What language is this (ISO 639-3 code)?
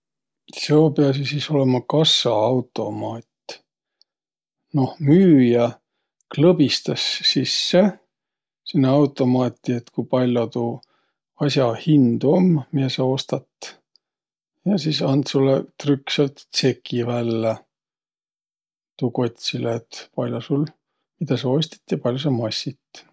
vro